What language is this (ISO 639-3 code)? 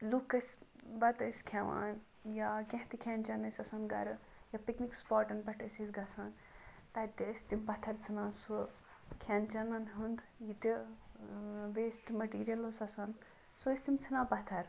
kas